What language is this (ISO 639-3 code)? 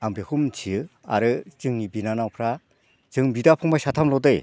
brx